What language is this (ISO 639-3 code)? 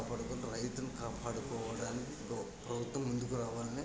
tel